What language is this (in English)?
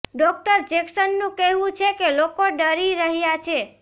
Gujarati